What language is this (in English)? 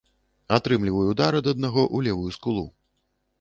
Belarusian